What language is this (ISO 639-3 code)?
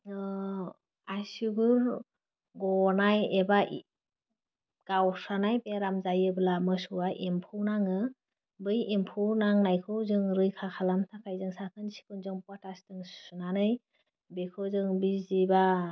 brx